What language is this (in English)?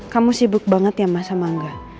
Indonesian